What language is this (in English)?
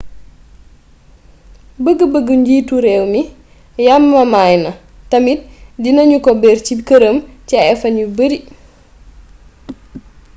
Wolof